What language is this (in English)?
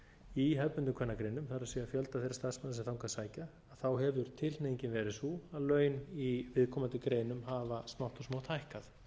Icelandic